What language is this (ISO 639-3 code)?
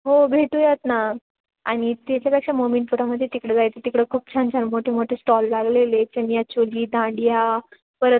mar